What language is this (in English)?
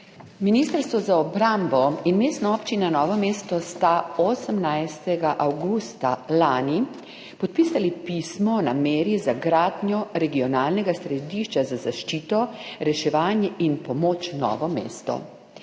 Slovenian